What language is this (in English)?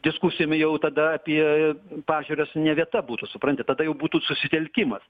Lithuanian